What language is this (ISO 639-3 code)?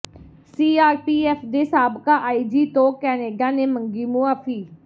pan